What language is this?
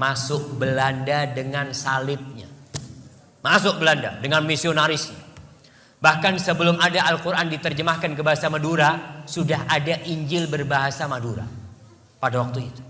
Indonesian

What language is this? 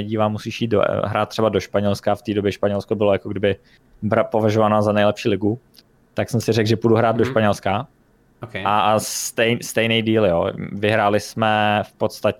Czech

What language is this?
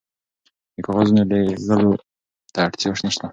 Pashto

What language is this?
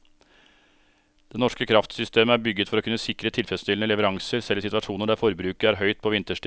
Norwegian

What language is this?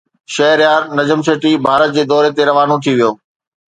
Sindhi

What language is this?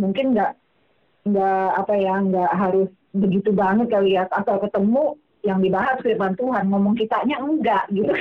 Indonesian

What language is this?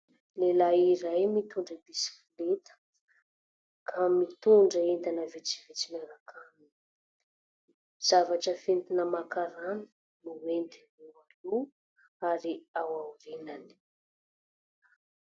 Malagasy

